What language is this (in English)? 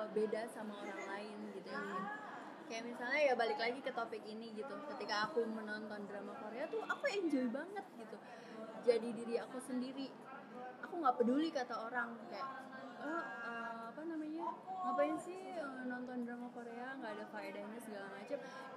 Indonesian